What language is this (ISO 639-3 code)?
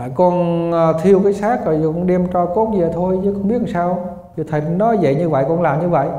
vie